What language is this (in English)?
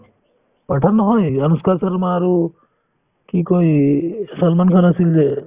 Assamese